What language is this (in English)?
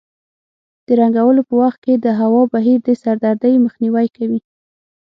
Pashto